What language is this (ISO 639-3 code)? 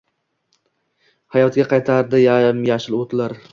uzb